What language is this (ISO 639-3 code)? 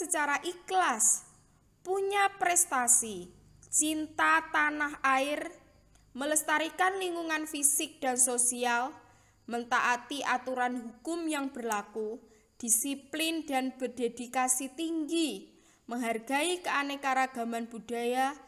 ind